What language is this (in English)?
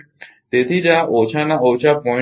Gujarati